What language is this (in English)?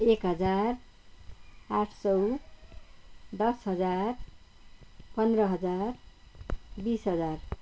Nepali